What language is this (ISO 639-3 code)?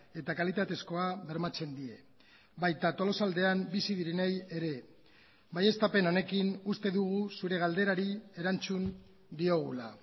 eus